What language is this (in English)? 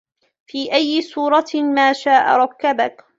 Arabic